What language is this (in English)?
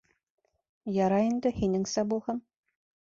Bashkir